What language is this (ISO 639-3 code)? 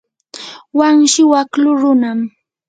qur